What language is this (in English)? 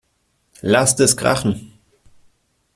German